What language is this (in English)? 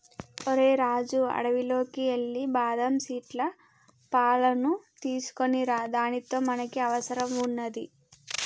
Telugu